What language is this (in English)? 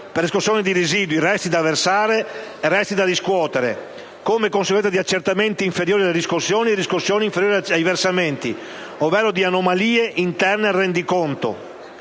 Italian